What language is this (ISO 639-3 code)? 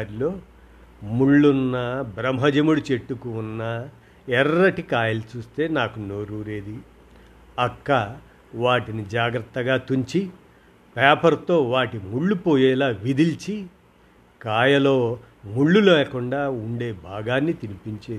tel